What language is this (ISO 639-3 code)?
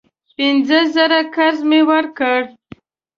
pus